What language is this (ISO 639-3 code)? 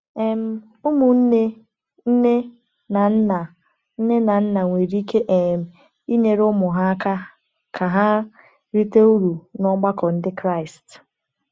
ibo